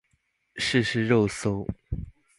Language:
Chinese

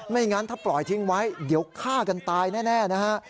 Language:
Thai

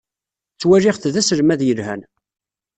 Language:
Kabyle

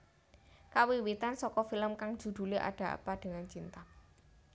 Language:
Javanese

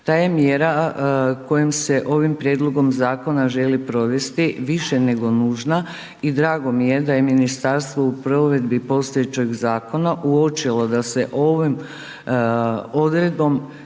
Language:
Croatian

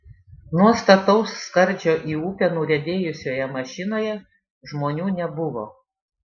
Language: Lithuanian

